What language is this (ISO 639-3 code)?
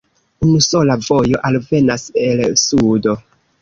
epo